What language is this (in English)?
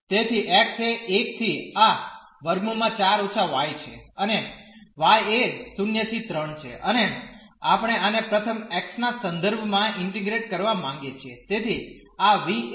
Gujarati